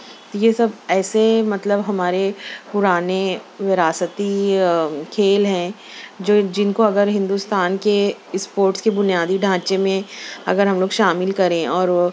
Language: Urdu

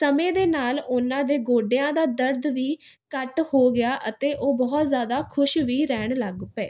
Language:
Punjabi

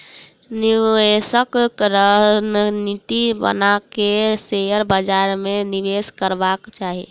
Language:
Maithili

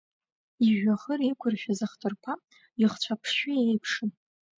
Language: Abkhazian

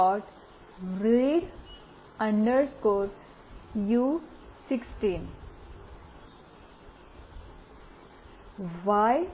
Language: Gujarati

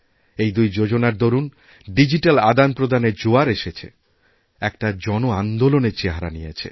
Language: Bangla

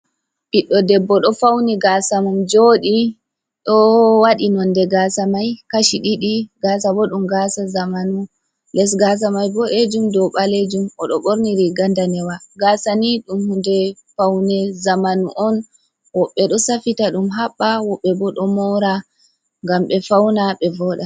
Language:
Fula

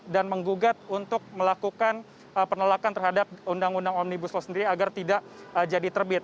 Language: Indonesian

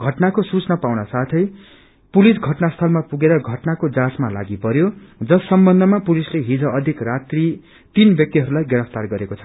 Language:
Nepali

